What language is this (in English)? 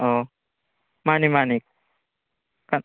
Manipuri